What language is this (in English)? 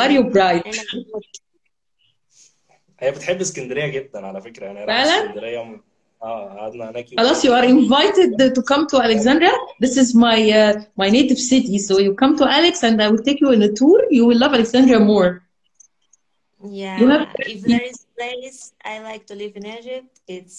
Arabic